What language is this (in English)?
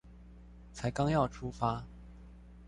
Chinese